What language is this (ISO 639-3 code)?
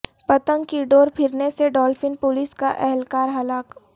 urd